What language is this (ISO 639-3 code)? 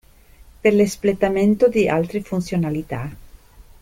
ita